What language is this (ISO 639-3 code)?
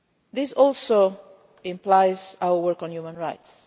eng